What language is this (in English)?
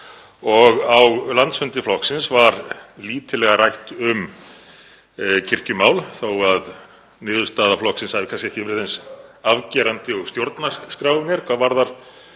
Icelandic